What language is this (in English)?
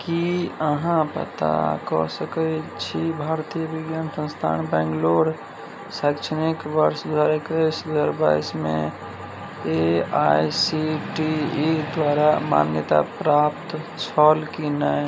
Maithili